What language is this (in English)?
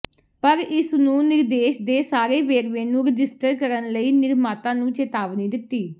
Punjabi